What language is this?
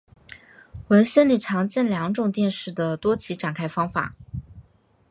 Chinese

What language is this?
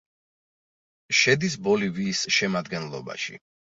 Georgian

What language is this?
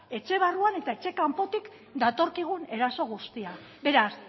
Basque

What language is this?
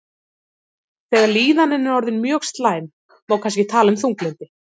Icelandic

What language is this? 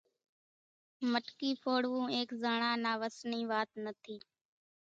Kachi Koli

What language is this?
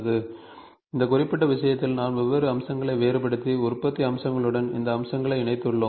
Tamil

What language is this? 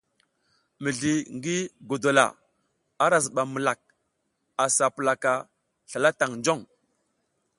South Giziga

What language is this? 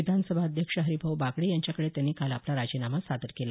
Marathi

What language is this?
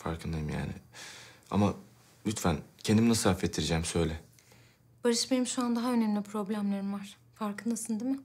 Turkish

